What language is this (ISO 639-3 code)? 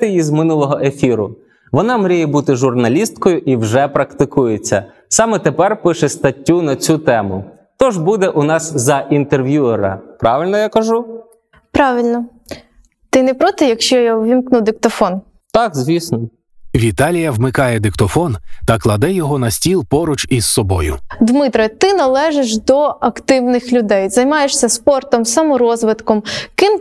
ukr